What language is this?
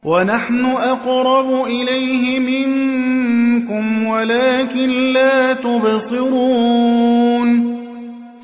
Arabic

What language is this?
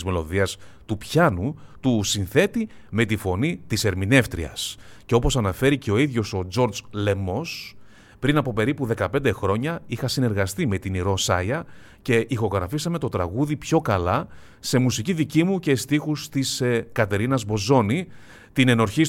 Greek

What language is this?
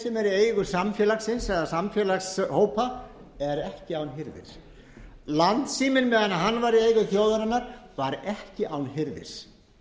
Icelandic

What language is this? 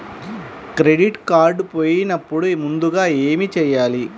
Telugu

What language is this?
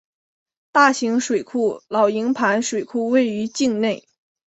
Chinese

